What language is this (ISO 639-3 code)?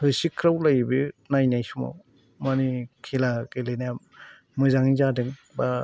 brx